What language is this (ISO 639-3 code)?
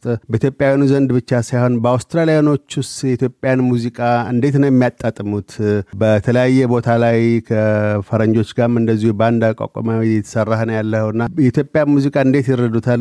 amh